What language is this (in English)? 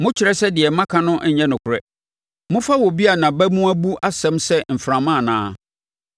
Akan